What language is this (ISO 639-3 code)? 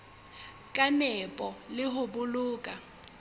sot